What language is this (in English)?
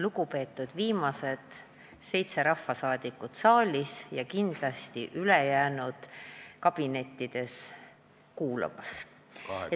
Estonian